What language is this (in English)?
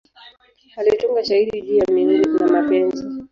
Swahili